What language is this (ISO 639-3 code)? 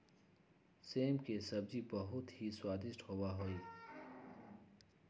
mag